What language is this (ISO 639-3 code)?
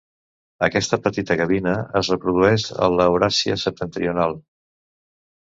cat